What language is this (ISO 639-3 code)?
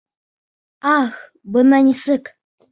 bak